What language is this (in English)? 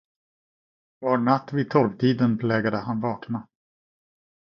Swedish